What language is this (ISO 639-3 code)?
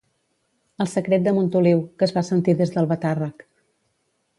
cat